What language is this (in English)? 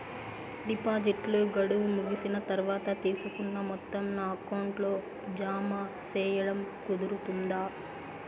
Telugu